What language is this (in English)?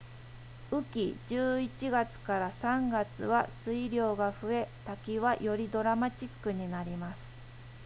Japanese